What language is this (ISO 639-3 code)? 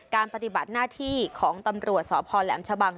tha